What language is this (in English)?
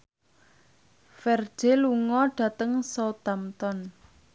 Javanese